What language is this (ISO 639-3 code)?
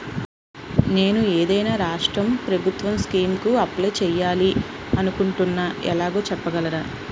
tel